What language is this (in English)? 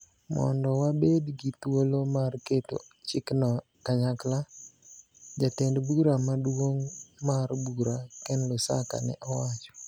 Luo (Kenya and Tanzania)